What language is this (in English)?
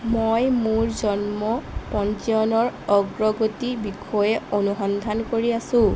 Assamese